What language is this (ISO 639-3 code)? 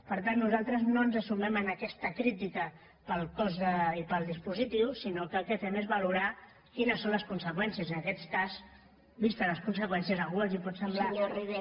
cat